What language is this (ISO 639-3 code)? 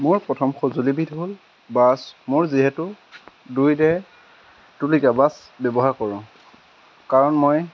asm